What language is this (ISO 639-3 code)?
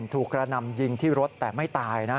tha